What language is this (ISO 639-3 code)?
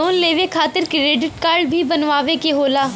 bho